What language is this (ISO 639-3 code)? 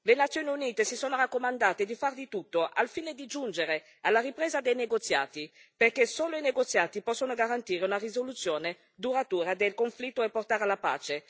ita